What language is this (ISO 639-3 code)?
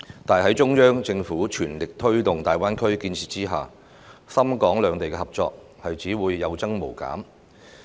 yue